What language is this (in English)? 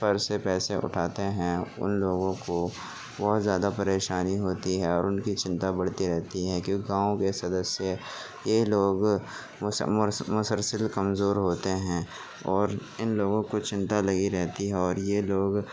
Urdu